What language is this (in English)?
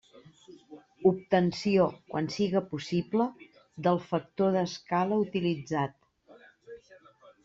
Catalan